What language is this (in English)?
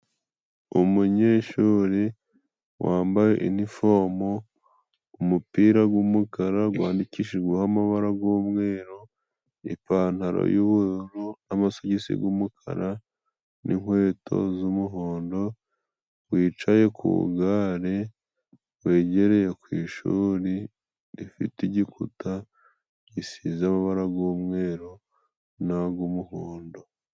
Kinyarwanda